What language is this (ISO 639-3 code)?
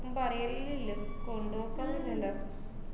mal